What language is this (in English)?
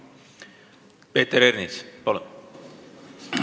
Estonian